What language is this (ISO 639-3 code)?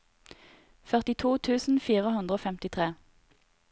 nor